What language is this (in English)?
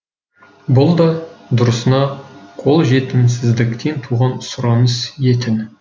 Kazakh